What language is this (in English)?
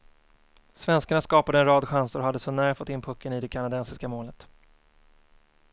Swedish